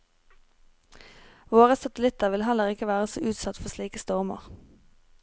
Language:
Norwegian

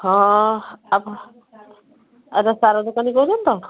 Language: Odia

